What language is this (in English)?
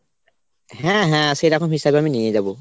Bangla